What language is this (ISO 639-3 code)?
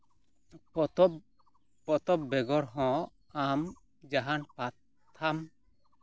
sat